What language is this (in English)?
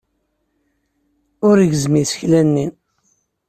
Kabyle